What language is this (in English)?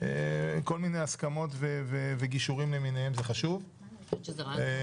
Hebrew